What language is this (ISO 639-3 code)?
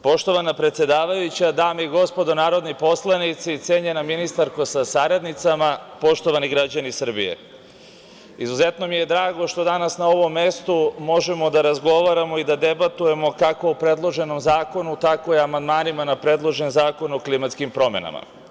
srp